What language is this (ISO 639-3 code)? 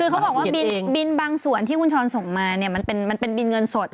tha